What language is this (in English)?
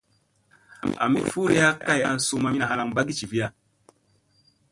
Musey